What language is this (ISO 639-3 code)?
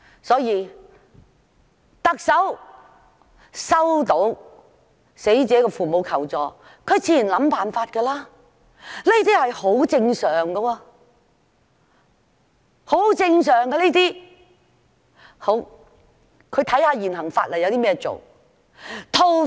yue